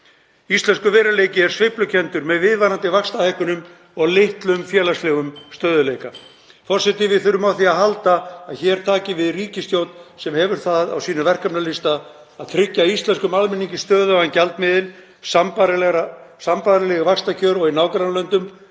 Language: Icelandic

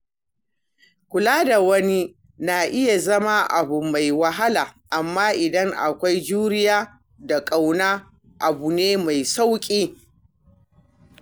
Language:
Hausa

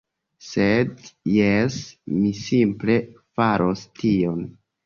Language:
Esperanto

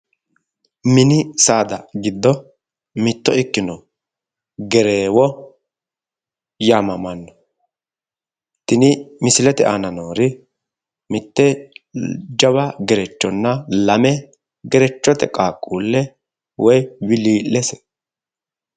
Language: Sidamo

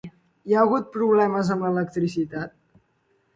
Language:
Catalan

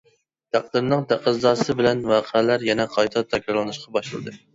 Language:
Uyghur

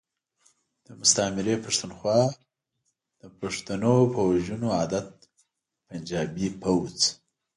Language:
Pashto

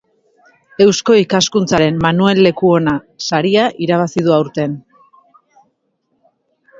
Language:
Basque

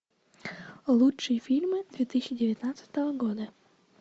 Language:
Russian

